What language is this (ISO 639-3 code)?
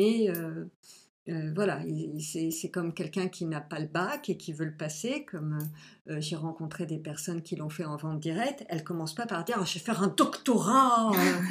fra